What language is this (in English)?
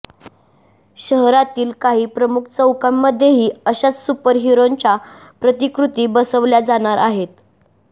Marathi